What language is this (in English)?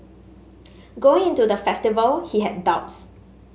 English